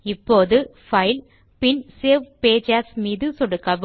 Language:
Tamil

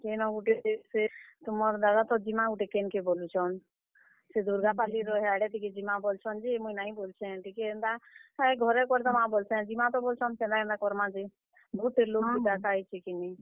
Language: Odia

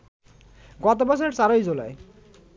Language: Bangla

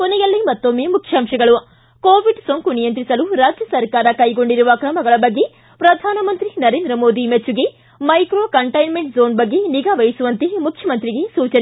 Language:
Kannada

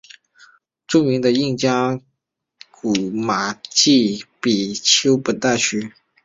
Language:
Chinese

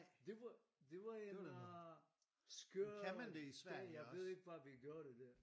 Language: Danish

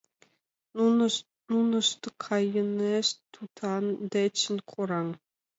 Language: Mari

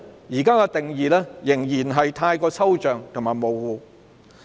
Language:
Cantonese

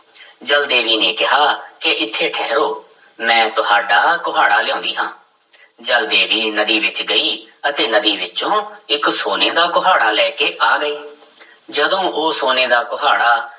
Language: Punjabi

